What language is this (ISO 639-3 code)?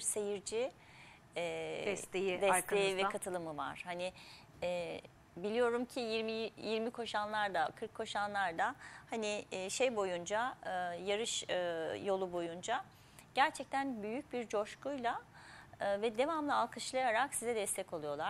tur